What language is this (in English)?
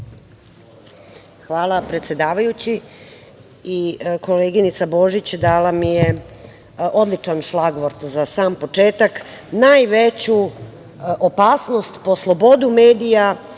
Serbian